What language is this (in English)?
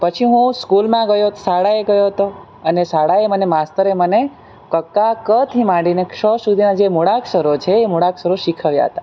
Gujarati